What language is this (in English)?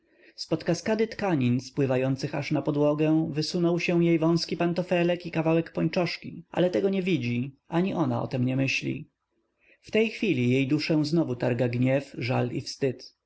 Polish